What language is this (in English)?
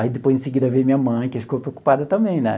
Portuguese